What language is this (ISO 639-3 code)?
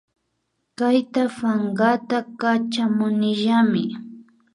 qvi